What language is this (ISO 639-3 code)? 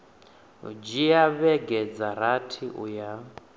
ven